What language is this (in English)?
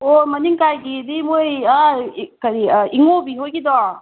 Manipuri